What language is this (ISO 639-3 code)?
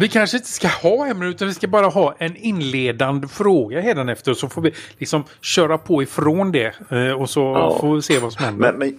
swe